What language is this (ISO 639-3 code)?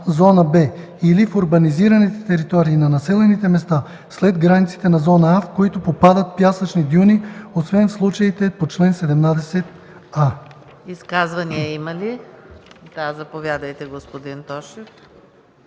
bul